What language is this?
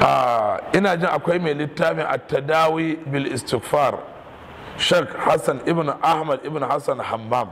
Arabic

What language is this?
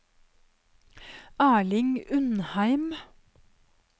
Norwegian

